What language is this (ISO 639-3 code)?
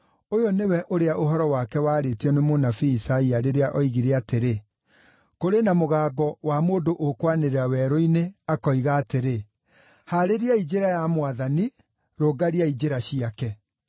kik